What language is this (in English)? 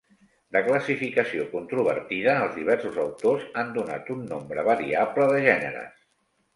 Catalan